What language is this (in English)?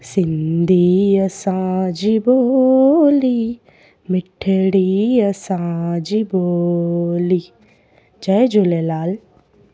Sindhi